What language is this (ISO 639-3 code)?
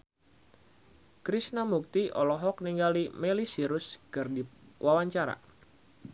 sun